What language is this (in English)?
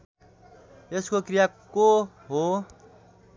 Nepali